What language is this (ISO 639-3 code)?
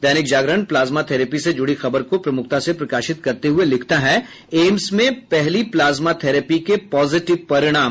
hin